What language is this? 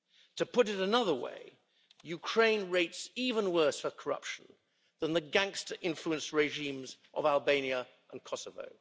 English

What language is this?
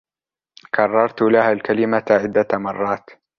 Arabic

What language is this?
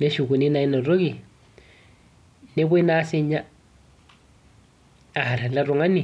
Masai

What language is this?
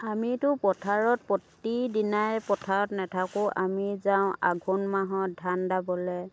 Assamese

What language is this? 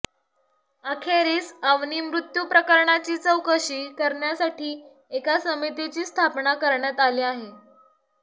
Marathi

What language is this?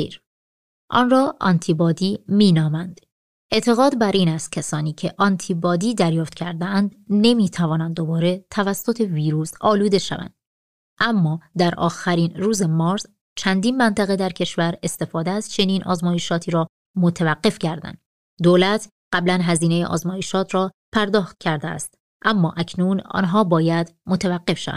Persian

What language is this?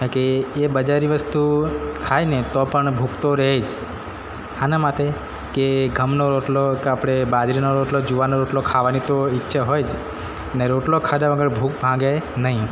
Gujarati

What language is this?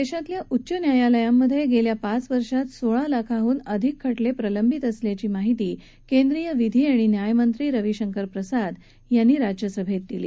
Marathi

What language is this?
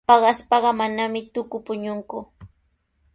Sihuas Ancash Quechua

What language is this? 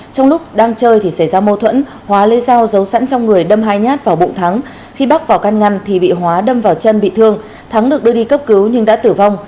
Vietnamese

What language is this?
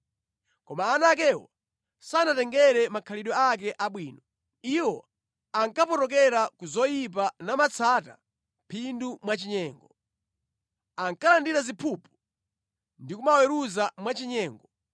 Nyanja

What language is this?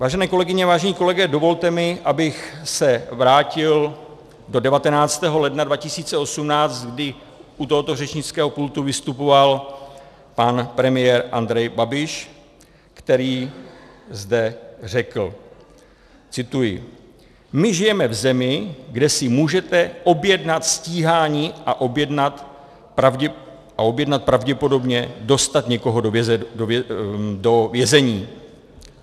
Czech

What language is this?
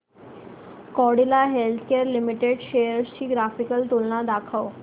Marathi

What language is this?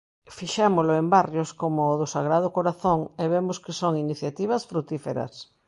Galician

